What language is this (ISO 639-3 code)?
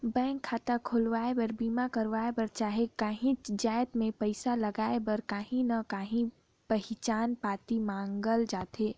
hne